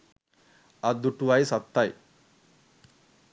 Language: Sinhala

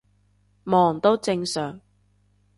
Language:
Cantonese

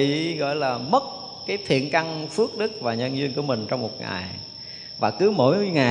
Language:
Vietnamese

